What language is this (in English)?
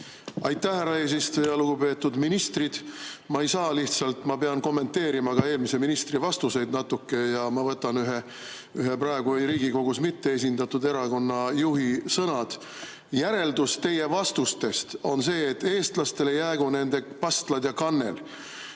Estonian